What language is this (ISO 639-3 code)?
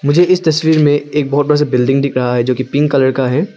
hin